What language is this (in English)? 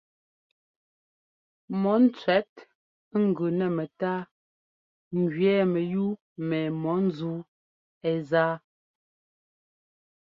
Ngomba